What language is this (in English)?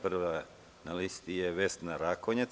Serbian